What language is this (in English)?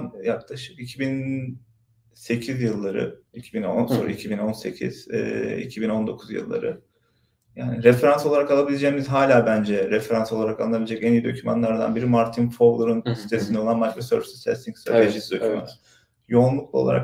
Turkish